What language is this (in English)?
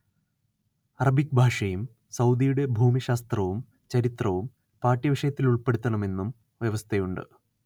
Malayalam